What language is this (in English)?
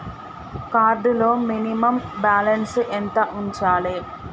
Telugu